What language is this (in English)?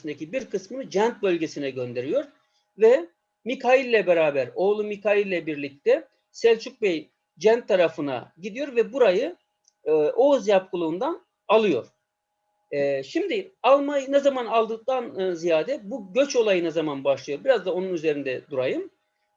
Turkish